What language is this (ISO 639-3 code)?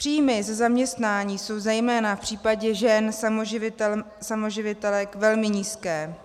ces